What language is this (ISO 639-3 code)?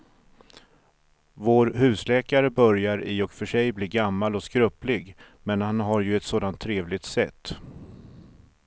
swe